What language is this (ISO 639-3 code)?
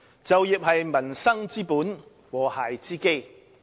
yue